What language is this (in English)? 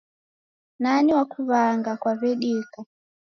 Taita